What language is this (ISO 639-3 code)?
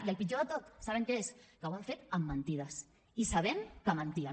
cat